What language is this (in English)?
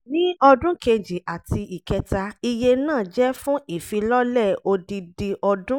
Yoruba